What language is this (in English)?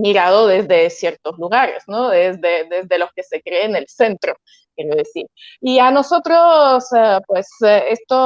Spanish